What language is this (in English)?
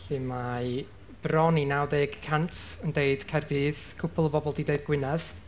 Welsh